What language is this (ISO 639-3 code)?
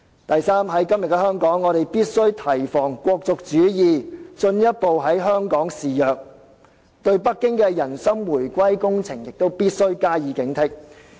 yue